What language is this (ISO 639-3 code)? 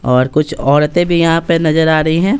hin